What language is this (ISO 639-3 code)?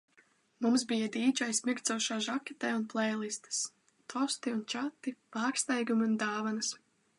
lav